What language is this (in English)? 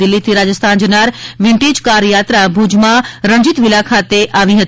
Gujarati